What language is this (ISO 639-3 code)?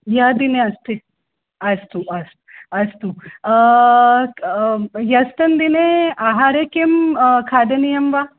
san